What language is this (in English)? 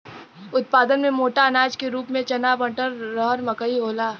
Bhojpuri